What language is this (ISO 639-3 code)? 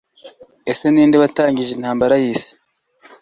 kin